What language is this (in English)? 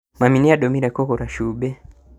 Kikuyu